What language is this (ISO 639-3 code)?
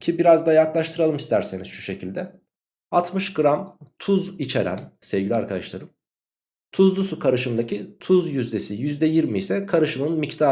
tur